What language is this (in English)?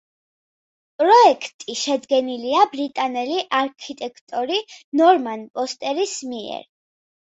Georgian